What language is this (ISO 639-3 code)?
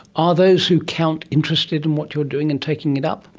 eng